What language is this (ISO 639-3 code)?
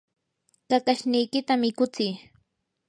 qur